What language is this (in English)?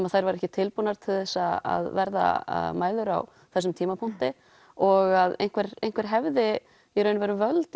Icelandic